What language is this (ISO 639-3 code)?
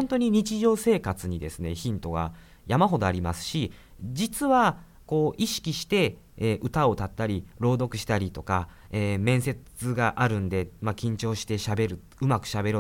jpn